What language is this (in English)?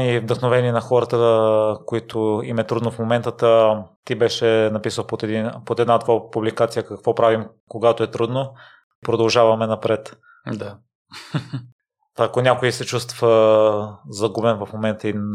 Bulgarian